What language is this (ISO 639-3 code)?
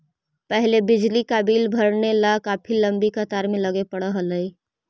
mag